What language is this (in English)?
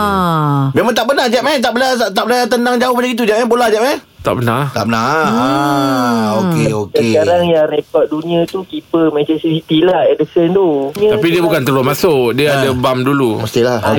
Malay